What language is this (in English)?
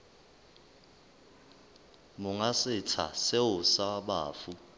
Southern Sotho